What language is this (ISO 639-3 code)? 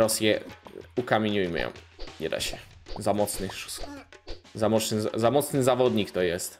pol